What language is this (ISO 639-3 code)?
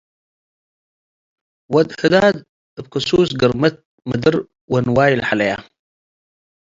tig